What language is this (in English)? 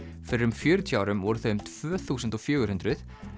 Icelandic